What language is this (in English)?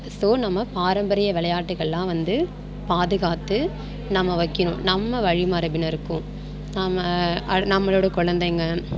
Tamil